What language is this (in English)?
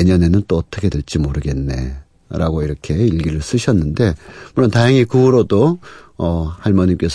Korean